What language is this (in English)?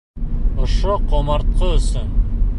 Bashkir